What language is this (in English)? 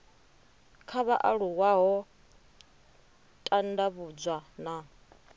Venda